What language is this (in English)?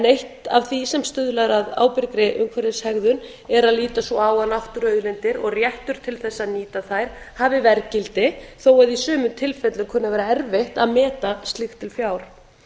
Icelandic